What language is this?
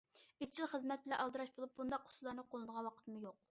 Uyghur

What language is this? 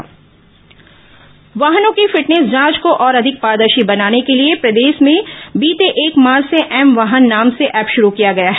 Hindi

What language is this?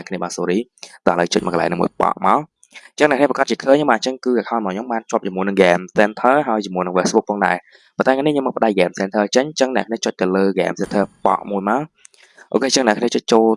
Vietnamese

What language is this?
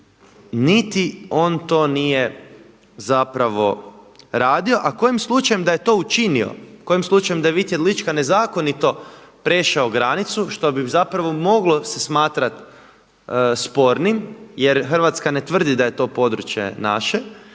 Croatian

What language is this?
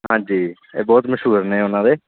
Punjabi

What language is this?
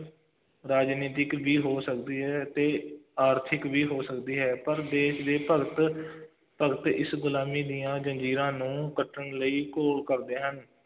Punjabi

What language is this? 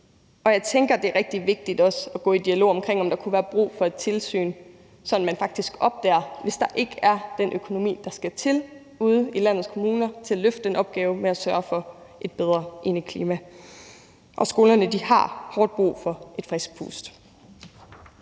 Danish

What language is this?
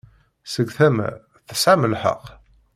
Kabyle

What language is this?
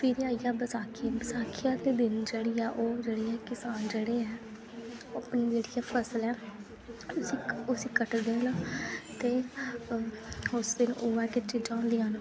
Dogri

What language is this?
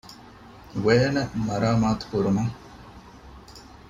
Divehi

